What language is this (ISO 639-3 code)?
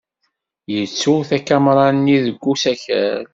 kab